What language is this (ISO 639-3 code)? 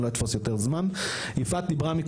heb